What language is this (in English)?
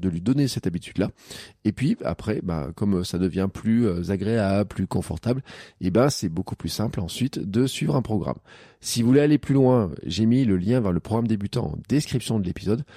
French